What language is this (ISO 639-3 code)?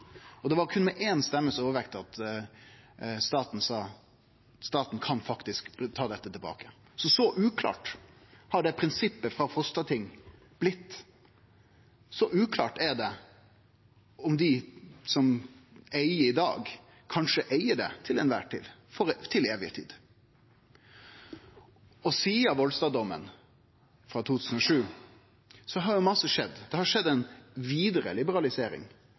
nno